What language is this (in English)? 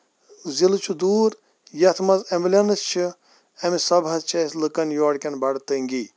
Kashmiri